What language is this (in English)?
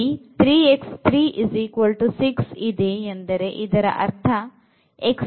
Kannada